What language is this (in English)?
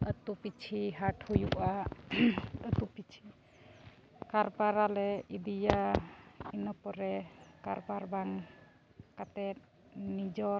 Santali